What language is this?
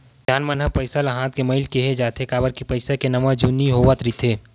Chhattisgarhi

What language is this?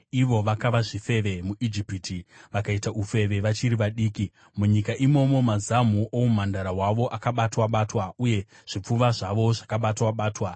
Shona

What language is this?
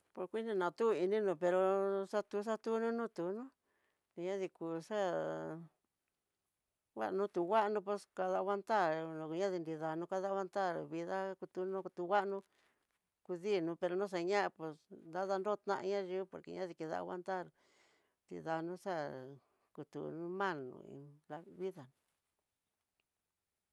Tidaá Mixtec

